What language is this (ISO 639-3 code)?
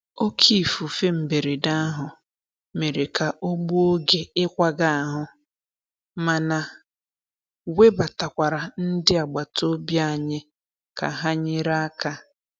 ibo